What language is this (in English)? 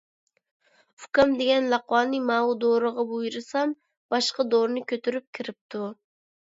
Uyghur